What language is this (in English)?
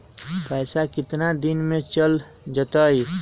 Magahi